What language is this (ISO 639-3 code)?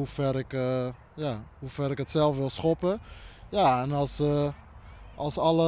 nld